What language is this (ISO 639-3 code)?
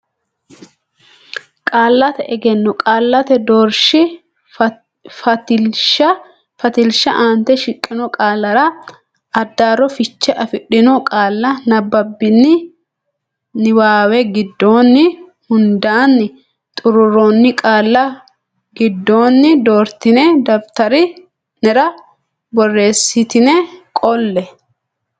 sid